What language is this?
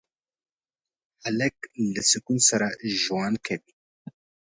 Pashto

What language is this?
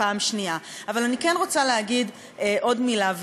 Hebrew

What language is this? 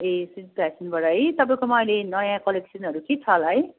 Nepali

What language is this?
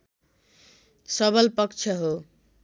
Nepali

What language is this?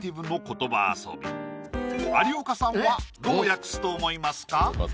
Japanese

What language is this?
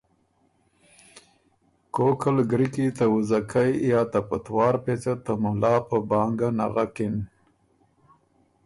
Ormuri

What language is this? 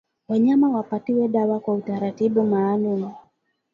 Swahili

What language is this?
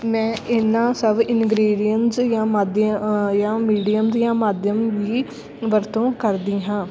Punjabi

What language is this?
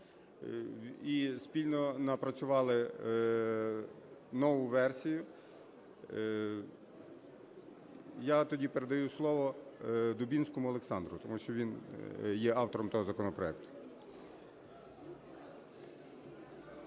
Ukrainian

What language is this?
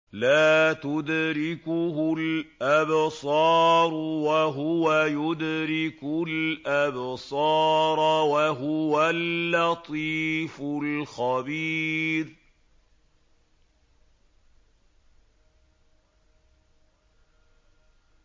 Arabic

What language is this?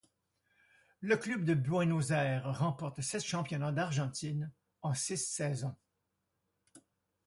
French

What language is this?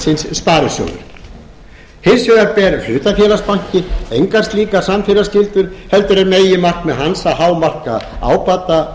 Icelandic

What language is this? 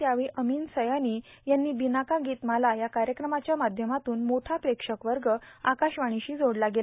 Marathi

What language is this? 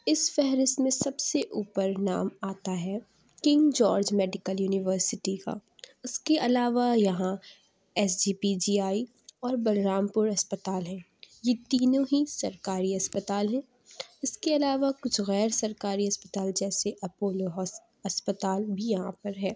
Urdu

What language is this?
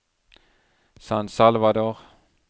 Norwegian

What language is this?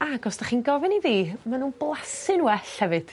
Welsh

